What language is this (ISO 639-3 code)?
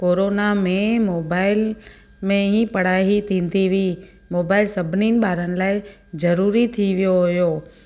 snd